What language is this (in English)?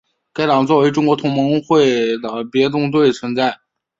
Chinese